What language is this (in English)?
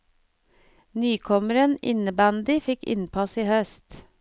Norwegian